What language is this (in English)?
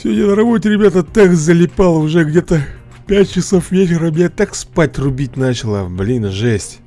Russian